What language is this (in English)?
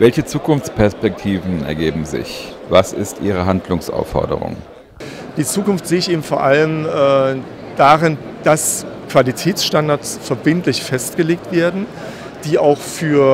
German